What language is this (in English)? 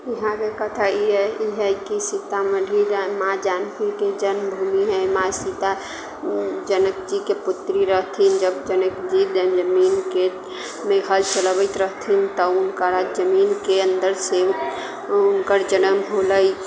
Maithili